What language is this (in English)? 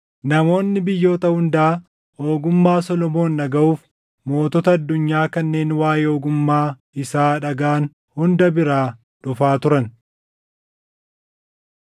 Oromo